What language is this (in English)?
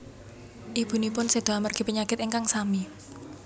Javanese